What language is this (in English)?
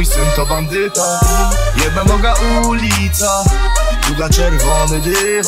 Polish